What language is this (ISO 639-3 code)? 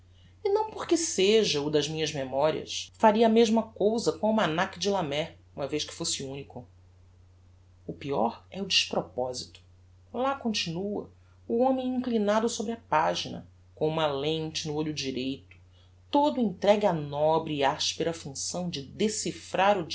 por